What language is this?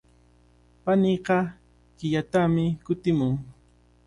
Cajatambo North Lima Quechua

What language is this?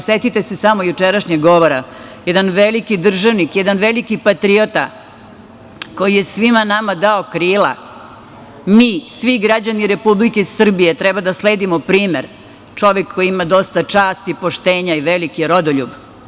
Serbian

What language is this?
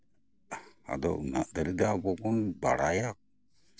Santali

